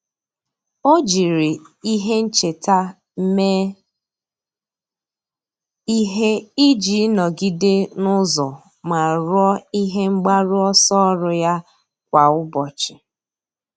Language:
Igbo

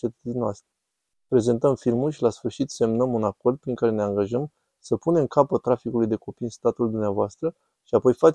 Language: Romanian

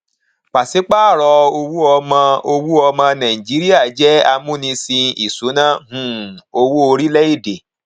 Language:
Yoruba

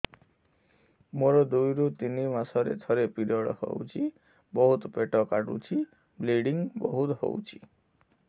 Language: Odia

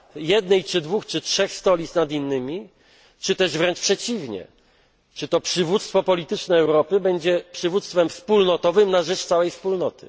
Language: Polish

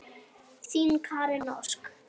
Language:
Icelandic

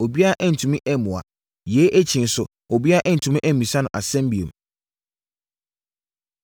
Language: Akan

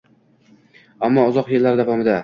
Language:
Uzbek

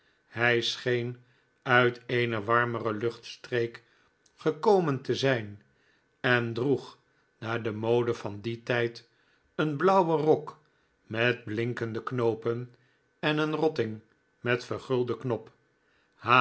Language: Dutch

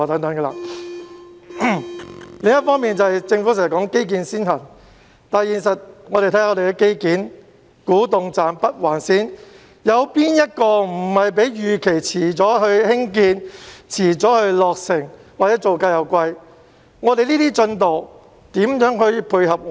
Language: Cantonese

